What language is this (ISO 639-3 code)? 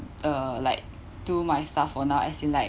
eng